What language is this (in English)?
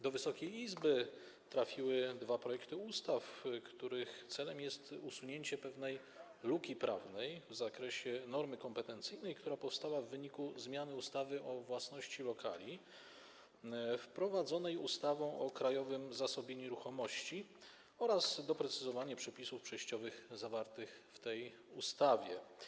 Polish